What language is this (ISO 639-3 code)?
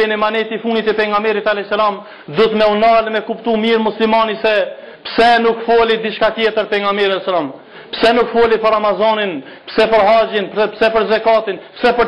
ron